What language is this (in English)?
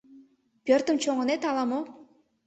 Mari